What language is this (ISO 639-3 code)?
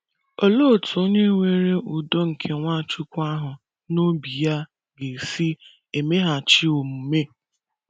ibo